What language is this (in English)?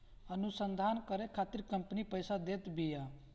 Bhojpuri